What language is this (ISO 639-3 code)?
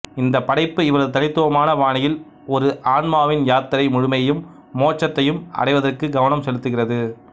tam